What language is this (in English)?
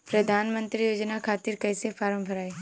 Bhojpuri